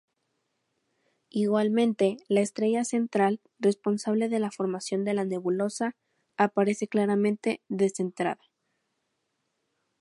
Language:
Spanish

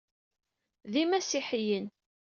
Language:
Kabyle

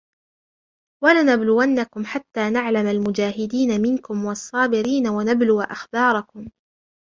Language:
Arabic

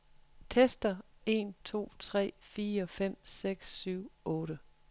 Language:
Danish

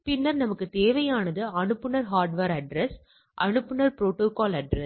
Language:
Tamil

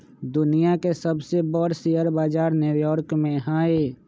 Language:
Magahi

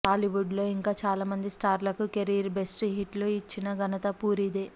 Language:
Telugu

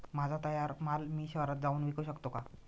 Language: Marathi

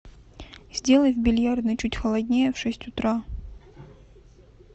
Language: Russian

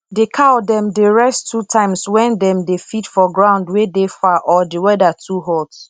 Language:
Nigerian Pidgin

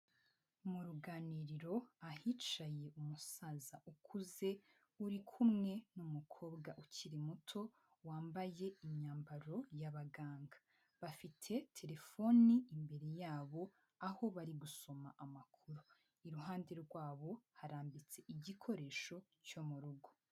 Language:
Kinyarwanda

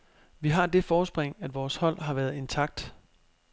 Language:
Danish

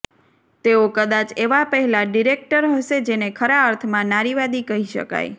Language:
Gujarati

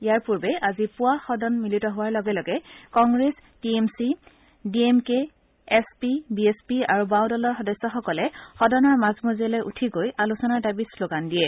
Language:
Assamese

